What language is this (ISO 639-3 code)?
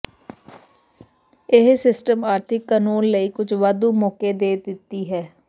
pan